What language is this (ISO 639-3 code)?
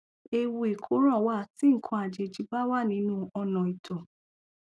yor